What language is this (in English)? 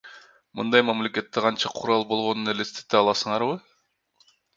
Kyrgyz